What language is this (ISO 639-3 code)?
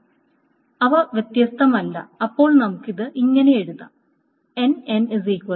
mal